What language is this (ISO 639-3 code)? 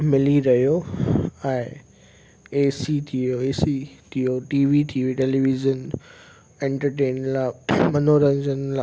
snd